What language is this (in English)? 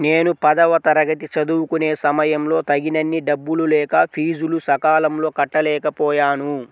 Telugu